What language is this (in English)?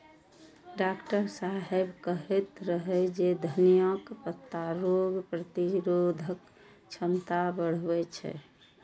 Maithili